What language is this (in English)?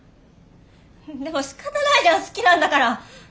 Japanese